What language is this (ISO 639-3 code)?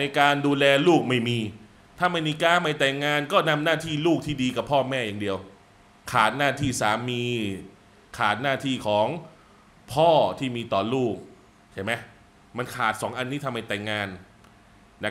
tha